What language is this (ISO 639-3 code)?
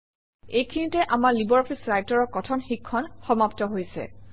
asm